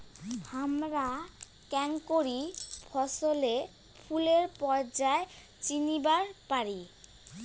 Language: Bangla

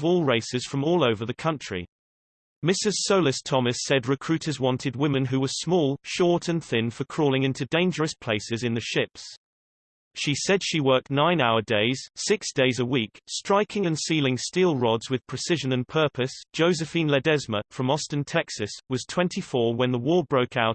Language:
English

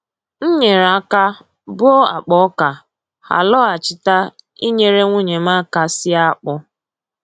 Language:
Igbo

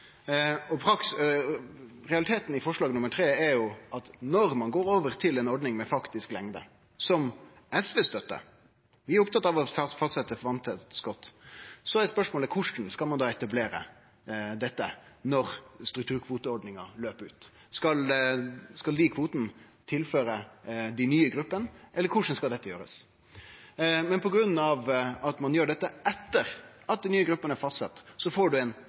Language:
Norwegian Nynorsk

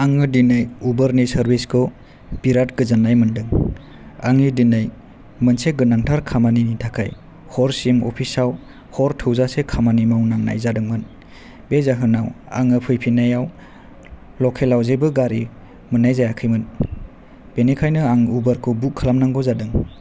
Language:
Bodo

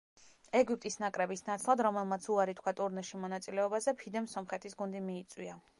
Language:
Georgian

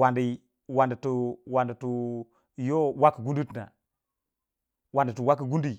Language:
Waja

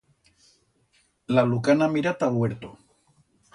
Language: Aragonese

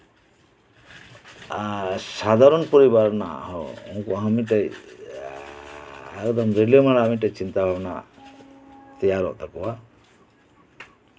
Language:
Santali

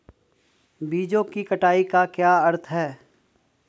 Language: Hindi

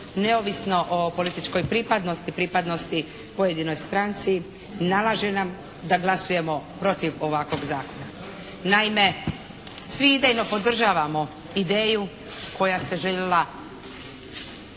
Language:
Croatian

